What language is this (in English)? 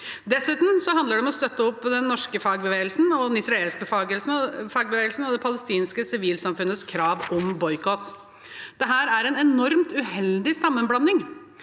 Norwegian